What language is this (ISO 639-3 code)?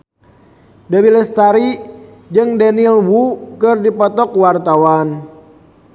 sun